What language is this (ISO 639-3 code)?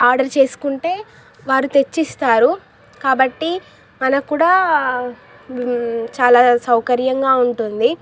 tel